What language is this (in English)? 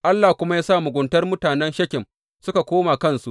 Hausa